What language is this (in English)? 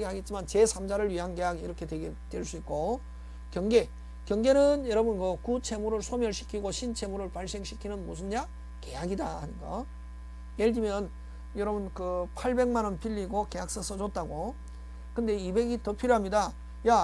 Korean